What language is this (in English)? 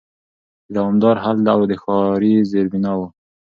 Pashto